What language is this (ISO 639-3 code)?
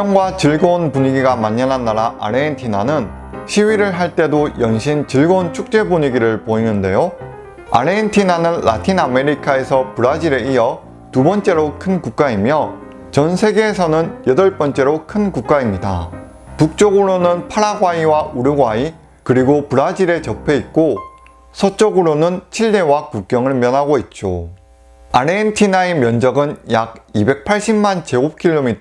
kor